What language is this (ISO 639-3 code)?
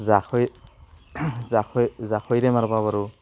asm